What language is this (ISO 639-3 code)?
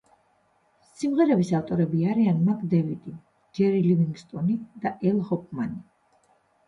kat